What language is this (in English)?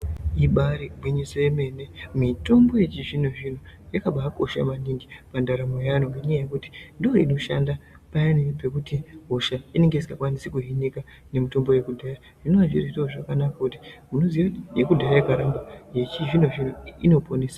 Ndau